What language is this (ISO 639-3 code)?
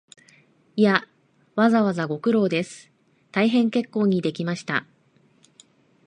jpn